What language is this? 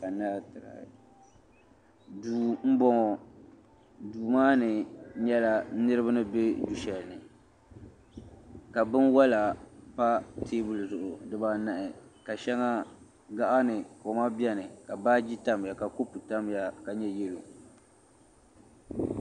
Dagbani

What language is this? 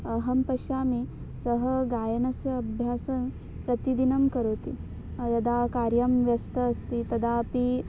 Sanskrit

